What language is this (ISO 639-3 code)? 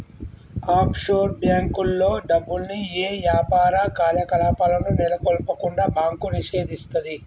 tel